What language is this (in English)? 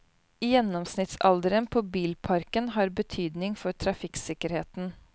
Norwegian